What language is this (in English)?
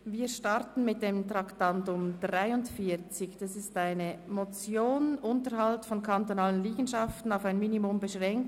Swiss German